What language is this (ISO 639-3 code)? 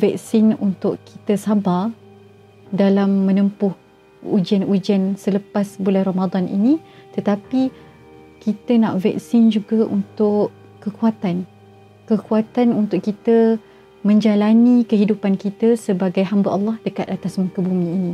msa